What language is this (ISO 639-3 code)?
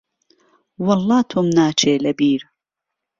ckb